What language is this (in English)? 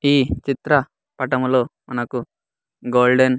Telugu